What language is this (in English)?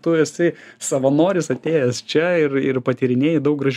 Lithuanian